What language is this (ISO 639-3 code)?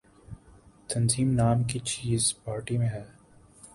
urd